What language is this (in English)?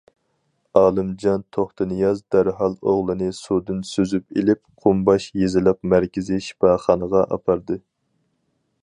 Uyghur